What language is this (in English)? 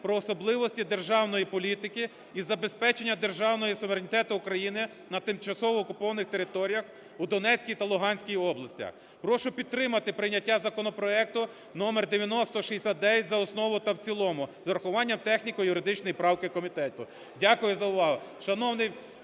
Ukrainian